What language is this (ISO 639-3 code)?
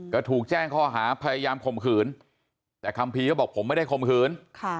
tha